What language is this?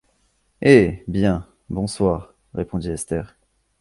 French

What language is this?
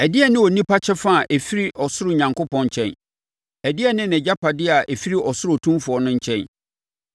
Akan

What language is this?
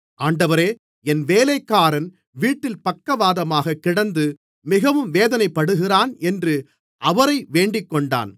Tamil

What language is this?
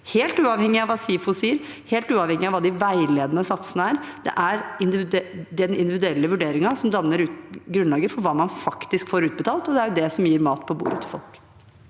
Norwegian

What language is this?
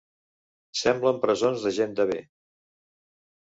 Catalan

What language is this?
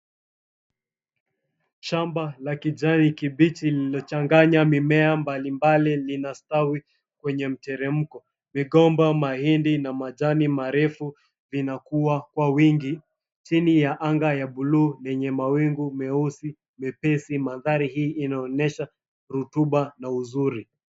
Swahili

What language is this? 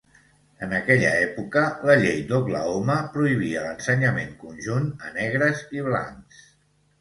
Catalan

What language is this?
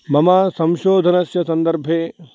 Sanskrit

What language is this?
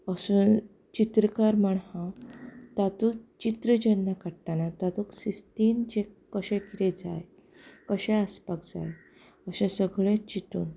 Konkani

